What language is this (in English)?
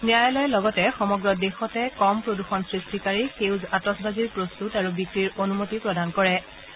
Assamese